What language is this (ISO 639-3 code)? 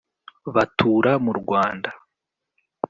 kin